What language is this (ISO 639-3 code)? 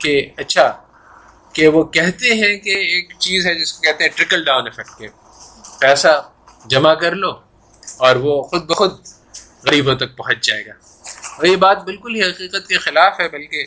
urd